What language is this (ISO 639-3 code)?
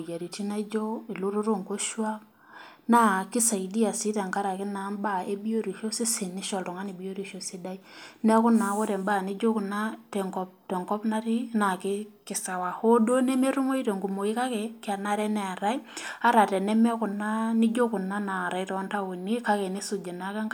mas